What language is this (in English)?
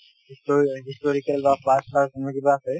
Assamese